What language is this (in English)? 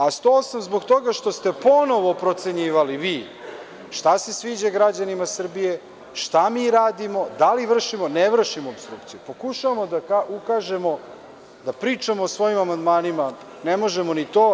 Serbian